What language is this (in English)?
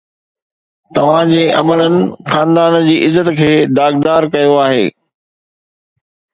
Sindhi